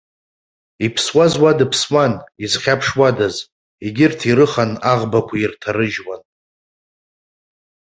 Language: Abkhazian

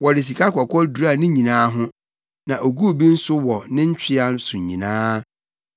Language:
Akan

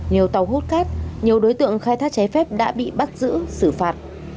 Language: Vietnamese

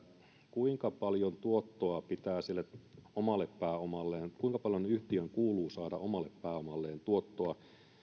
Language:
Finnish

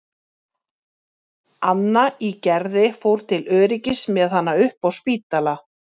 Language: Icelandic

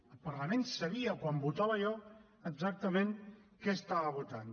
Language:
Catalan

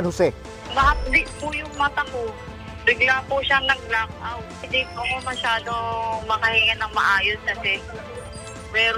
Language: Filipino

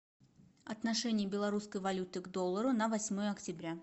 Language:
Russian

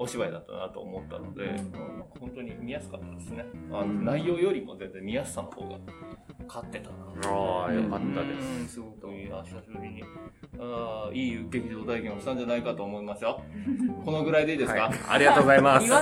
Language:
Japanese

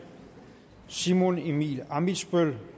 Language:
Danish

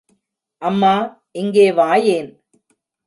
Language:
Tamil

